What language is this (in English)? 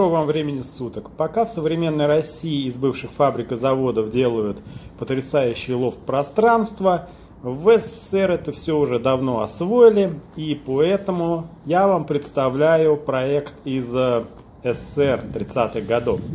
Russian